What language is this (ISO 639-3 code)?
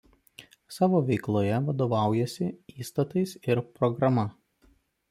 lit